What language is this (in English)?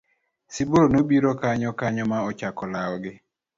Luo (Kenya and Tanzania)